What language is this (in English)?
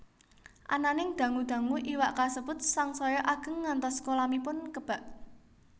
Javanese